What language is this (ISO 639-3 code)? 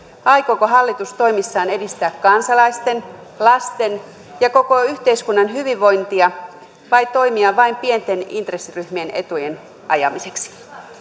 fin